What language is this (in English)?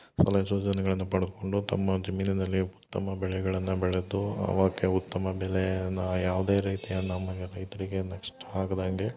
Kannada